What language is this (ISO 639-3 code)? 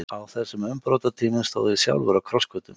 isl